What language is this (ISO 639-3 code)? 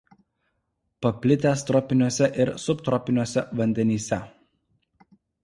lit